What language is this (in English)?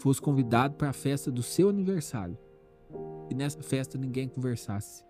Portuguese